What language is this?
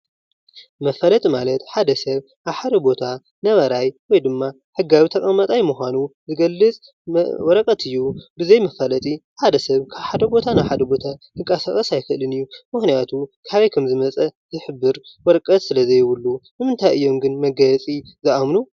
Tigrinya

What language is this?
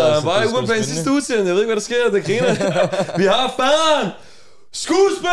Danish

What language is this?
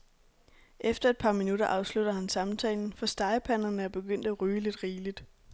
Danish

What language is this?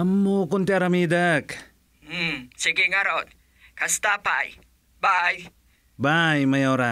Filipino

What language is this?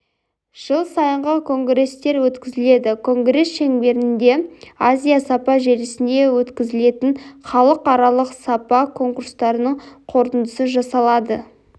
Kazakh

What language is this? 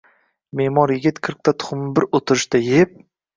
Uzbek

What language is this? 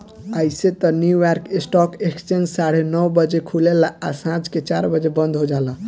Bhojpuri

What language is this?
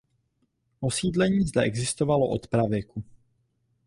Czech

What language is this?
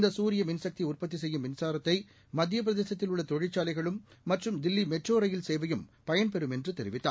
Tamil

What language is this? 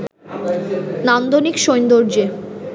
Bangla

